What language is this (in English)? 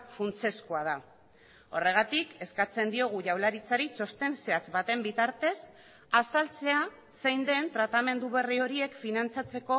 Basque